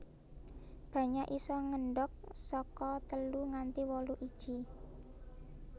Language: Javanese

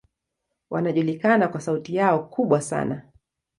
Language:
Swahili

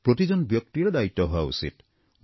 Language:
Assamese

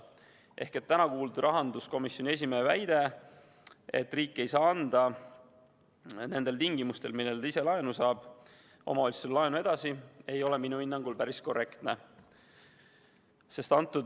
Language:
Estonian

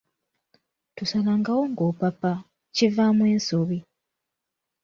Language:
Ganda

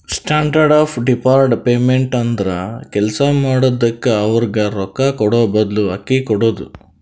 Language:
Kannada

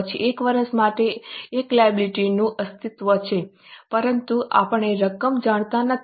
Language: Gujarati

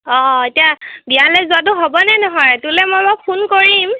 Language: Assamese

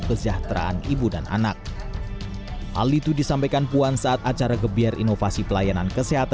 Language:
Indonesian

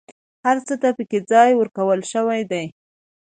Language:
Pashto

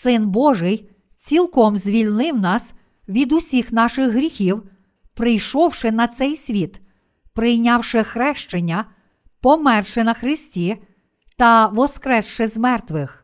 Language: Ukrainian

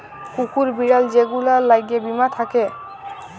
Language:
Bangla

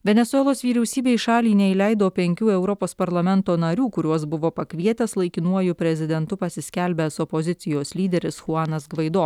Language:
Lithuanian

